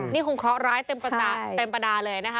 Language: Thai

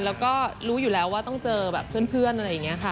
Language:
Thai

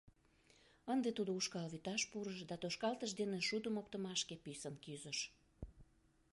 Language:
Mari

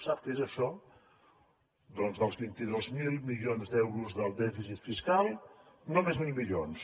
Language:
Catalan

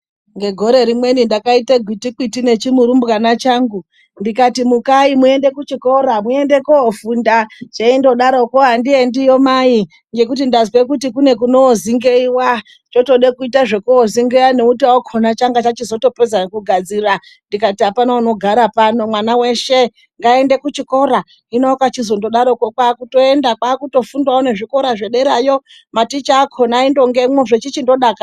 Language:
Ndau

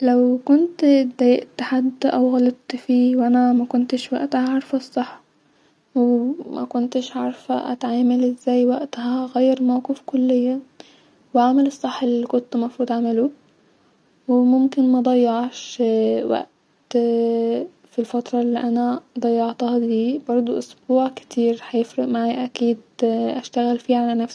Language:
Egyptian Arabic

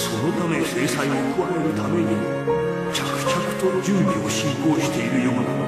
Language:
Japanese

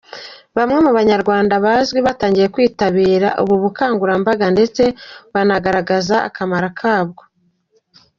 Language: Kinyarwanda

